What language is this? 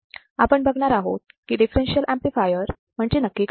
Marathi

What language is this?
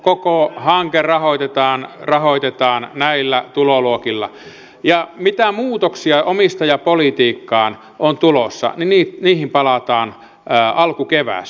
Finnish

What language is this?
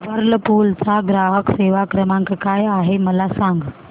Marathi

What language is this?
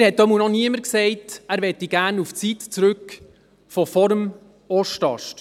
Swiss German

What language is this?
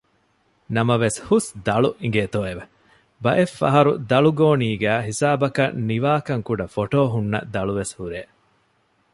Divehi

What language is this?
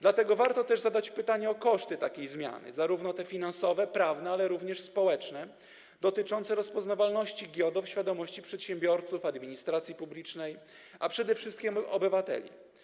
Polish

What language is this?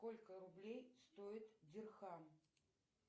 Russian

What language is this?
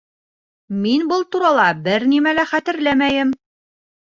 Bashkir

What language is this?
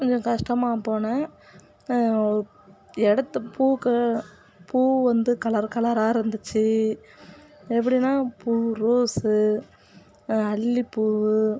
Tamil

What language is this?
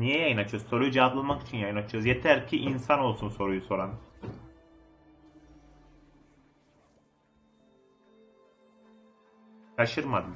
Turkish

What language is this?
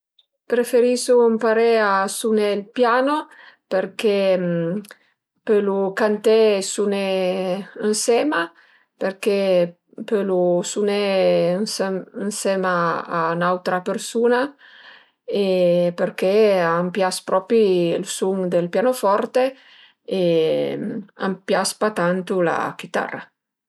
Piedmontese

